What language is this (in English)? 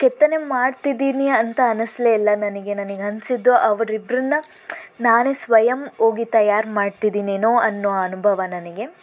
Kannada